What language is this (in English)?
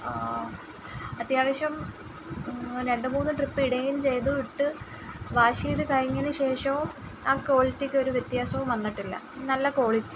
Malayalam